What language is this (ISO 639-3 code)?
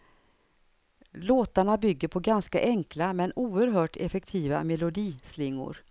swe